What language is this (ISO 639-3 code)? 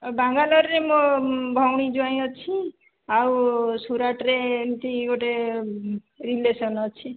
ori